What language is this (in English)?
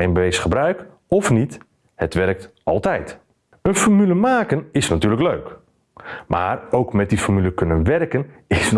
Dutch